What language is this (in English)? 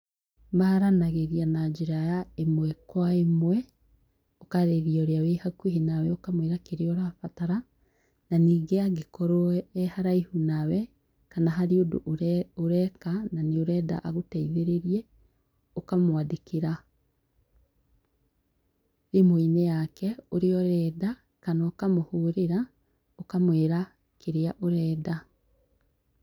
Kikuyu